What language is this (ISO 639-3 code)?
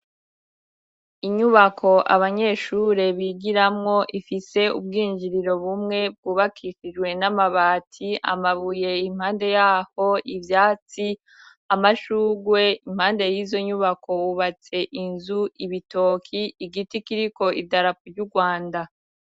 run